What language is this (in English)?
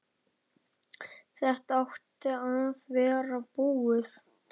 Icelandic